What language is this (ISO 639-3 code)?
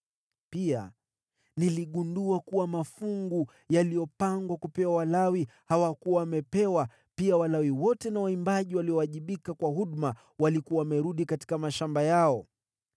swa